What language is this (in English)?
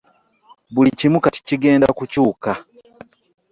Ganda